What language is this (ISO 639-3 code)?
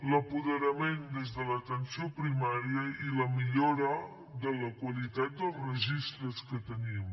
cat